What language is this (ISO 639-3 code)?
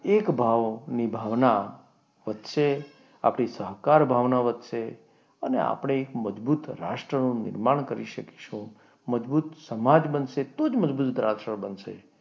guj